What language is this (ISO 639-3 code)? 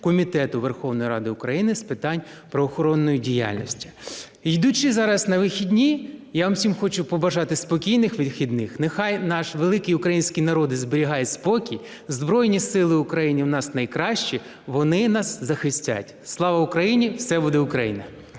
ukr